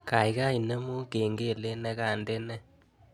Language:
Kalenjin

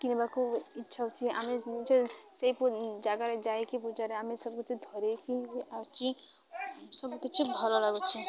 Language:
Odia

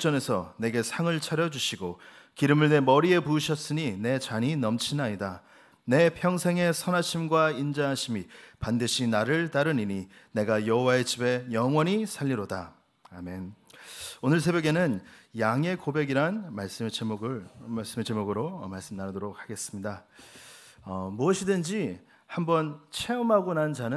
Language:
Korean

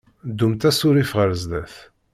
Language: Kabyle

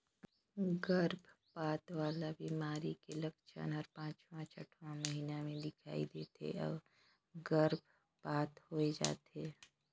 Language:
Chhattisgarhi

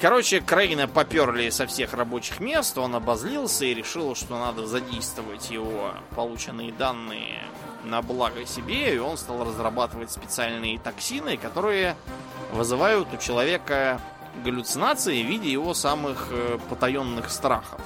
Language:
Russian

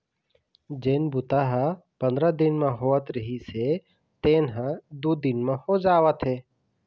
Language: Chhattisgarhi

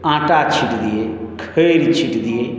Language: Maithili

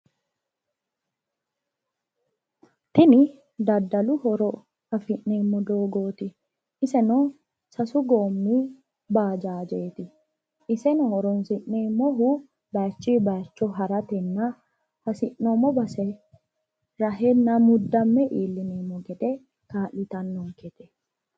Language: Sidamo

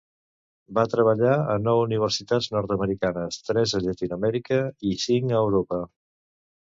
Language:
Catalan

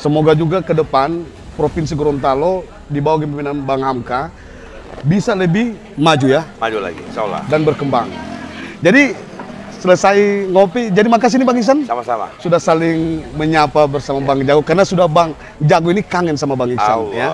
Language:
Indonesian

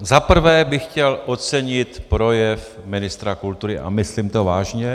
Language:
Czech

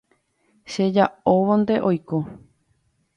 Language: Guarani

